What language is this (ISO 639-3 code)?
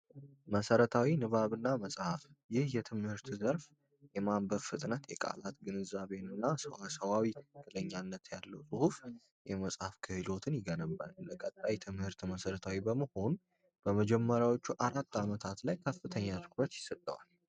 amh